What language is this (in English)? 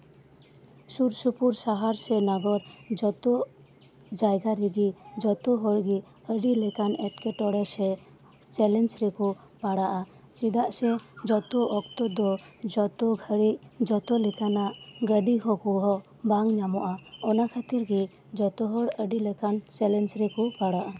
Santali